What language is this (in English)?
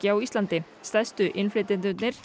Icelandic